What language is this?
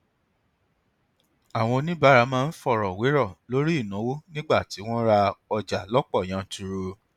Yoruba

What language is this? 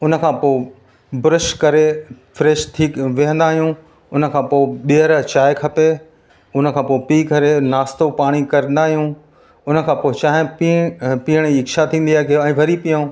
Sindhi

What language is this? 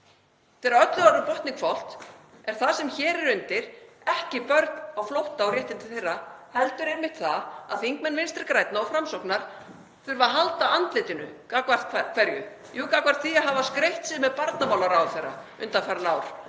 Icelandic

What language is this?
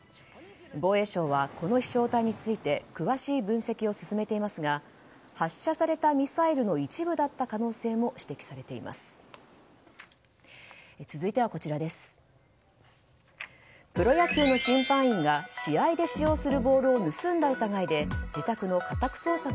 Japanese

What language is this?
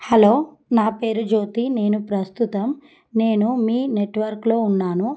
Telugu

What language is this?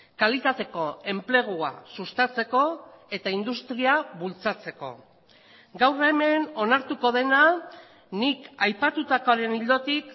Basque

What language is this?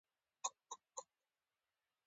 Pashto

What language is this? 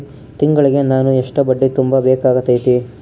Kannada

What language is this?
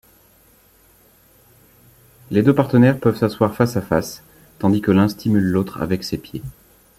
French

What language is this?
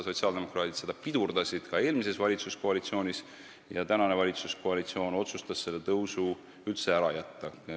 Estonian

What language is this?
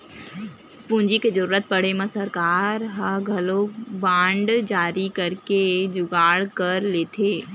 Chhattisgarhi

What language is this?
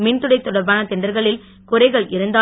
Tamil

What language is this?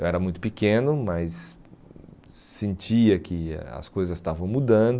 Portuguese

